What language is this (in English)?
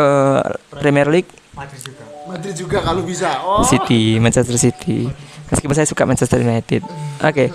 Indonesian